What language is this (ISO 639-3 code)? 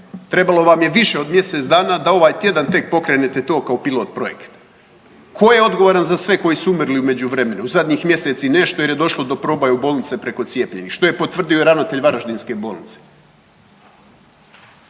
hrv